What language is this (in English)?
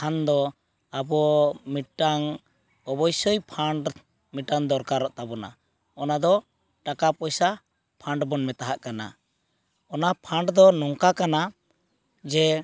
Santali